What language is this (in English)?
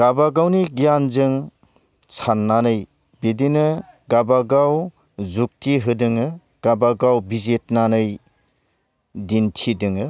Bodo